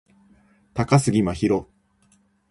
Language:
Japanese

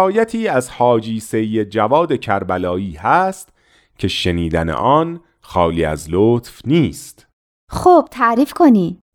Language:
Persian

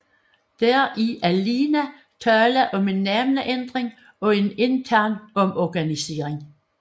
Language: Danish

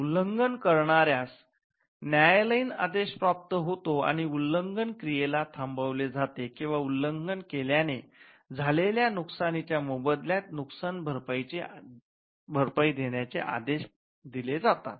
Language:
Marathi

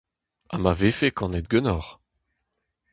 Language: Breton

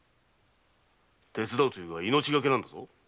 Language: Japanese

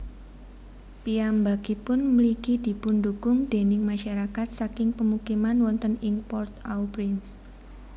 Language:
Javanese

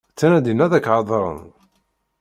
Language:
Kabyle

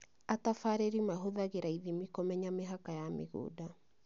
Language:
Kikuyu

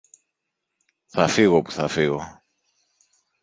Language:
Greek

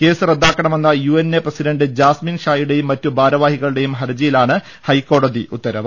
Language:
Malayalam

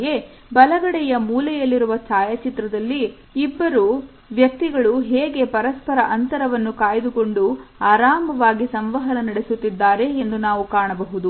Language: Kannada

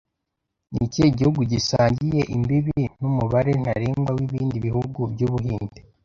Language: Kinyarwanda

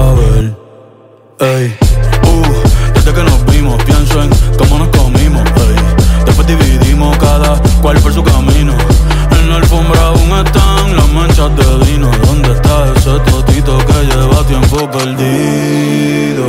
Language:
Romanian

